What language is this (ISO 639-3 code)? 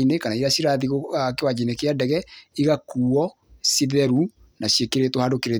kik